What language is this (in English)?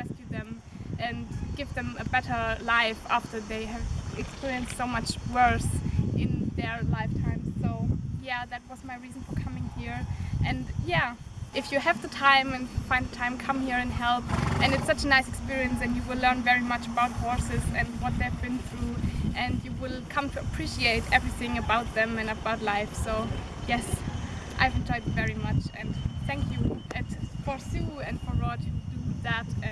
English